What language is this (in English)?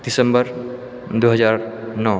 Maithili